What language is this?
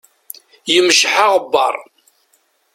Kabyle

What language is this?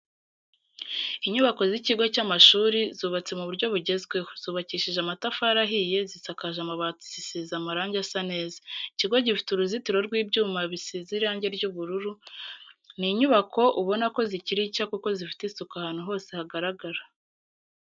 Kinyarwanda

